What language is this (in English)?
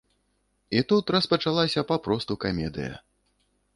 Belarusian